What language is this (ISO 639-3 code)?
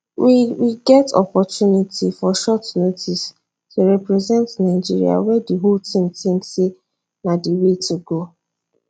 pcm